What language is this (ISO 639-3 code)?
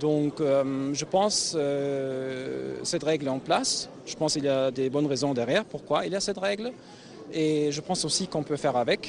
ara